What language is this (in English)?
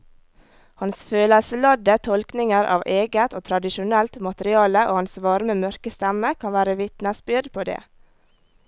Norwegian